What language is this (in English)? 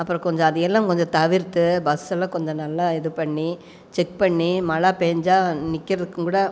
Tamil